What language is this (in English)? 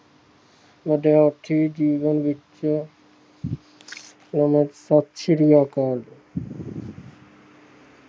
Punjabi